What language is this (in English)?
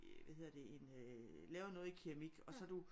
Danish